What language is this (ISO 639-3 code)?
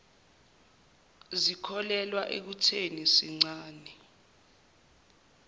zul